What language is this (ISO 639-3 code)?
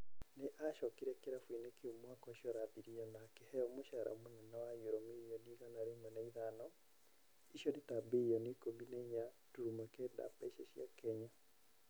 kik